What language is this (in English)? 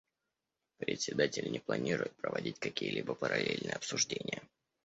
Russian